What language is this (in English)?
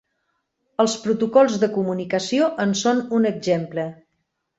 Catalan